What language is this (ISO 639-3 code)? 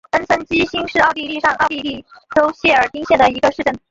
zho